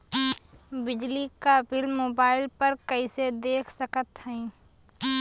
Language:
Bhojpuri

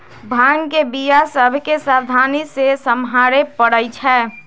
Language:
Magahi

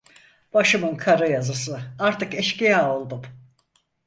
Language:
Turkish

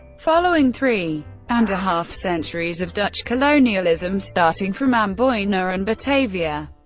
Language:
English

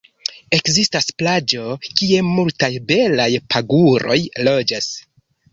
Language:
Esperanto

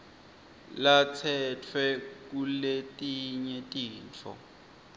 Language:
Swati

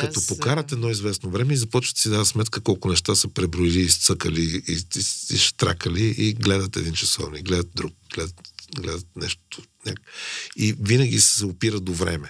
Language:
Bulgarian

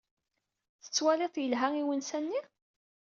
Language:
Kabyle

